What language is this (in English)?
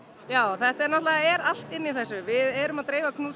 Icelandic